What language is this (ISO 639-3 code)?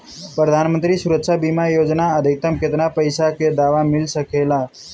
bho